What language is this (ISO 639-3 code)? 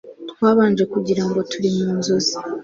kin